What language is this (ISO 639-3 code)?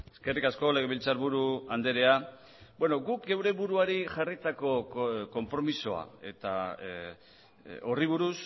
eus